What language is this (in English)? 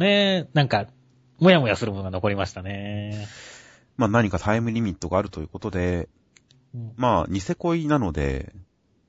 Japanese